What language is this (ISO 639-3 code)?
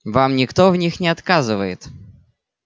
rus